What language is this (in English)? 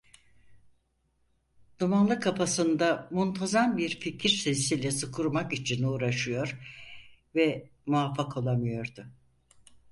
Turkish